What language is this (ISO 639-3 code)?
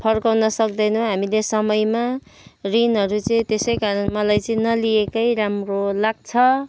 nep